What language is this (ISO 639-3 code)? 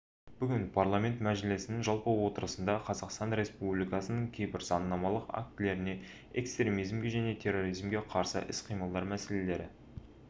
kaz